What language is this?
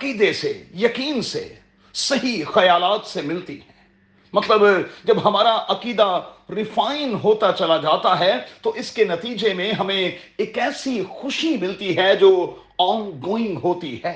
Urdu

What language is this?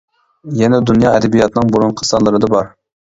Uyghur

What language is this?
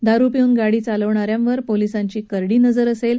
Marathi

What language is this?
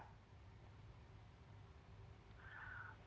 Indonesian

